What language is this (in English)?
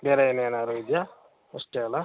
Kannada